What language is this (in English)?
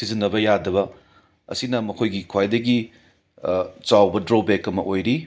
Manipuri